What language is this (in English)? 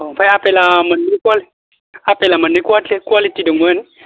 Bodo